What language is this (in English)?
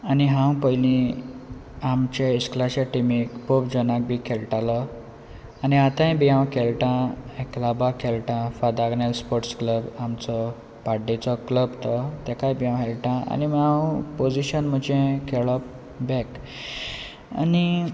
Konkani